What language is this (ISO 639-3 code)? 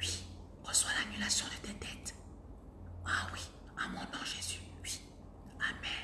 fra